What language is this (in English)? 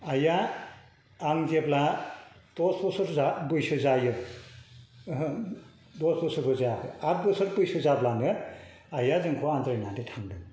Bodo